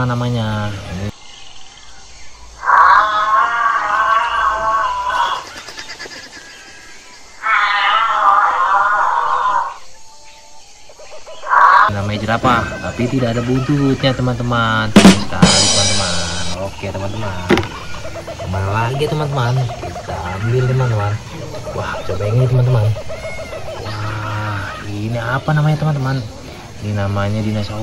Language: Indonesian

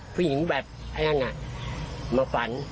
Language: Thai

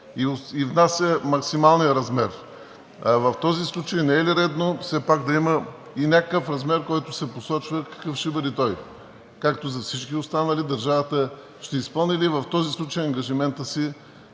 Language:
Bulgarian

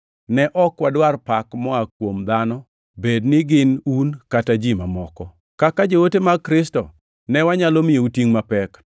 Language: Luo (Kenya and Tanzania)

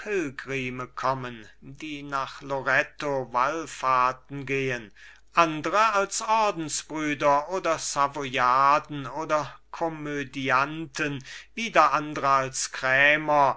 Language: German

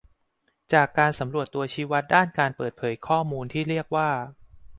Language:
Thai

